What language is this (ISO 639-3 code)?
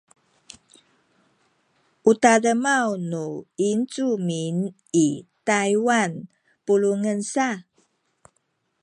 szy